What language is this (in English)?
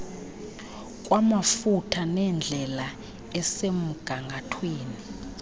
Xhosa